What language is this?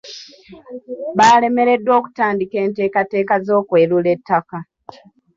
Ganda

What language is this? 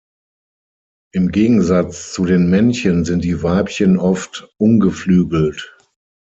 German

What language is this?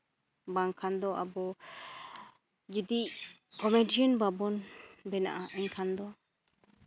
Santali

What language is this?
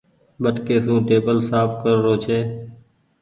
Goaria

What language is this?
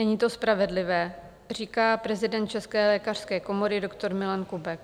Czech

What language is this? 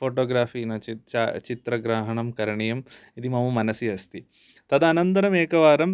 Sanskrit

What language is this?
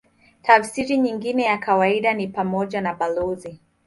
Swahili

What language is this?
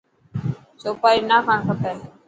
Dhatki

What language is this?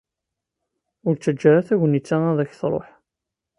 Kabyle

